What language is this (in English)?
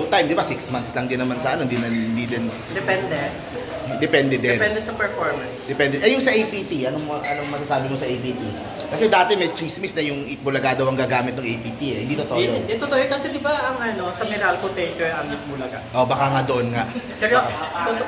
Filipino